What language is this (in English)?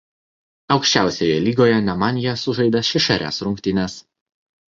Lithuanian